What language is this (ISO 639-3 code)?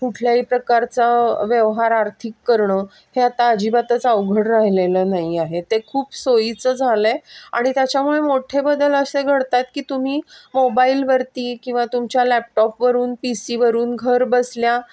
mar